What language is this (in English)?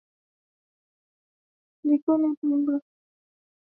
Swahili